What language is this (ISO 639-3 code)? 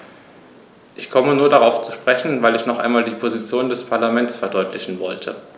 deu